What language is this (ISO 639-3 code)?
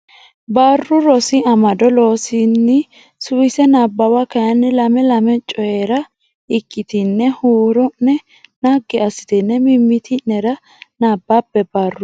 sid